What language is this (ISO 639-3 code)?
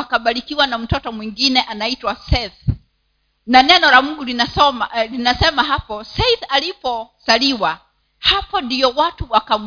swa